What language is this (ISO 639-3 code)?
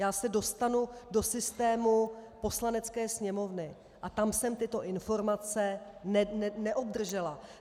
ces